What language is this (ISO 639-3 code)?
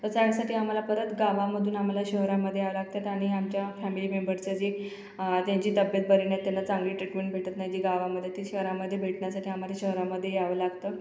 mar